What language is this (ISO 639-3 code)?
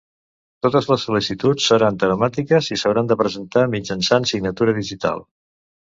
cat